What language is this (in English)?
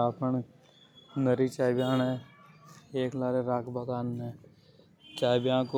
Hadothi